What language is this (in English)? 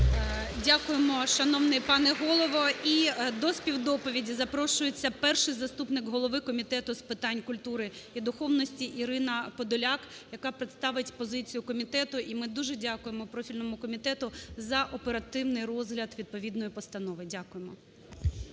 Ukrainian